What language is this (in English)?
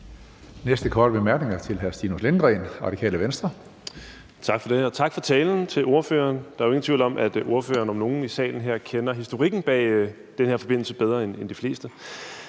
Danish